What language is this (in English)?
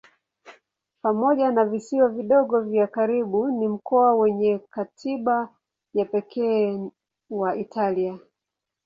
Swahili